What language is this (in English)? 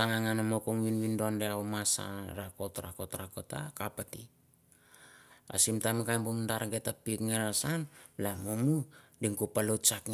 Mandara